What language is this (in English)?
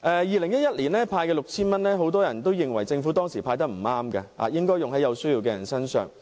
Cantonese